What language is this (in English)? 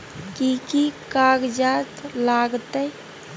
Maithili